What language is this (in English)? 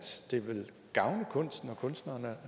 Danish